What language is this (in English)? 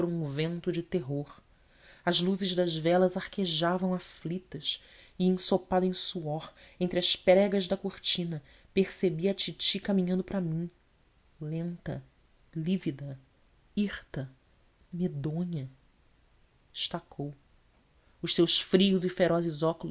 Portuguese